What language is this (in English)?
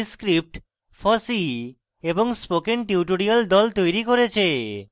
Bangla